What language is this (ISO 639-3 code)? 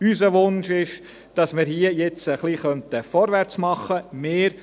gsw